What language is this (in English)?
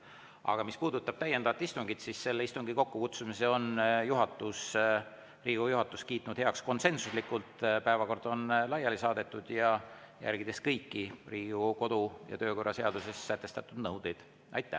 Estonian